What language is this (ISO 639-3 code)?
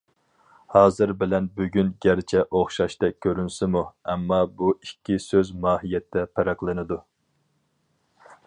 uig